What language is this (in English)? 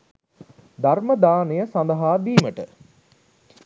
Sinhala